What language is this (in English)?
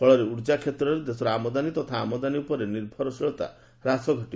Odia